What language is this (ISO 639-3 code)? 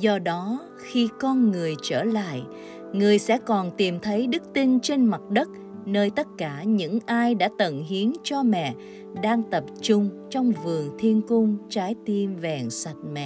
vie